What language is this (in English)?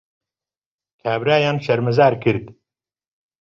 Central Kurdish